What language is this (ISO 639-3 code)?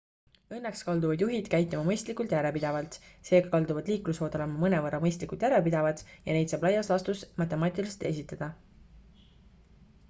est